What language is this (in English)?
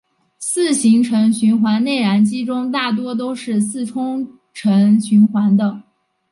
Chinese